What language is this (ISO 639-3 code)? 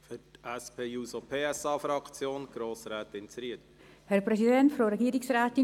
gsw